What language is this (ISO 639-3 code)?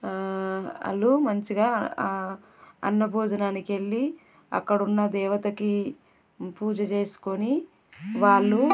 tel